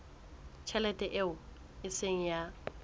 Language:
Southern Sotho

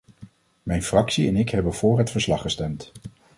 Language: Dutch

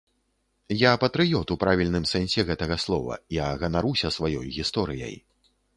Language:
Belarusian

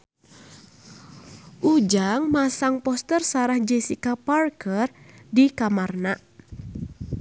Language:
Sundanese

